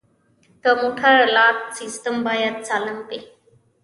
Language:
Pashto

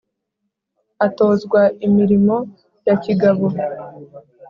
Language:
Kinyarwanda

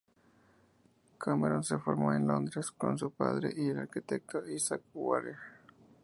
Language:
Spanish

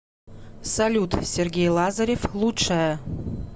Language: Russian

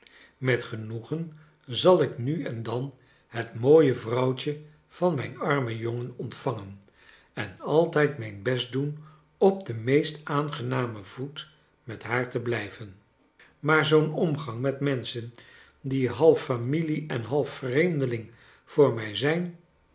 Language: Dutch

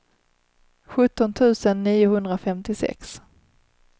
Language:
Swedish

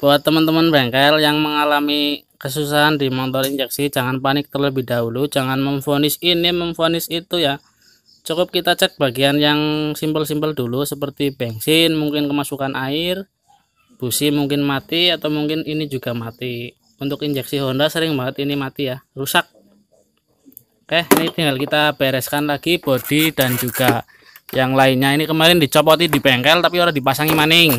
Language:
Indonesian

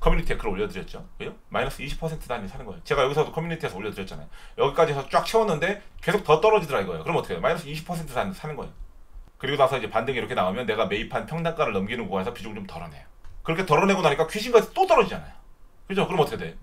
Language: Korean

